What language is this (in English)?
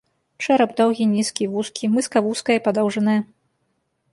Belarusian